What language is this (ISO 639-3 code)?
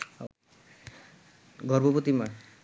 ben